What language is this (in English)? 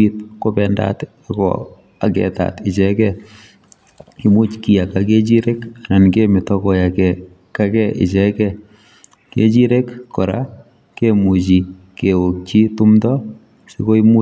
Kalenjin